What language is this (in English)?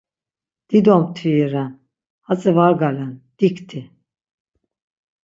Laz